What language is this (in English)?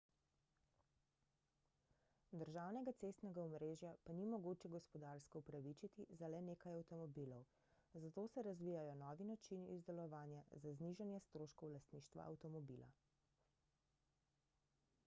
Slovenian